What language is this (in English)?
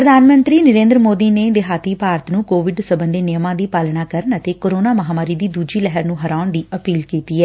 Punjabi